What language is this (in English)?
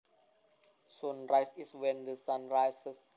Javanese